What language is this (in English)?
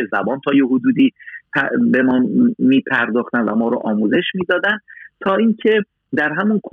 Persian